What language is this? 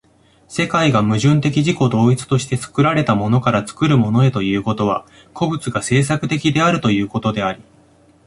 Japanese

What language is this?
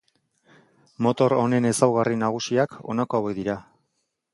Basque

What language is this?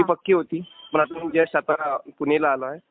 Marathi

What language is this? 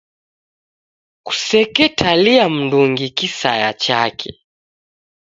Taita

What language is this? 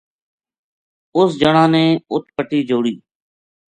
Gujari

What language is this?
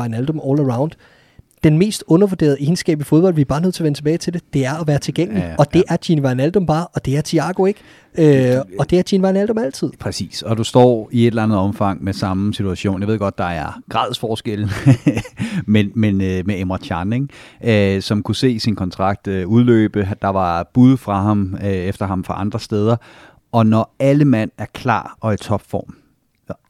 Danish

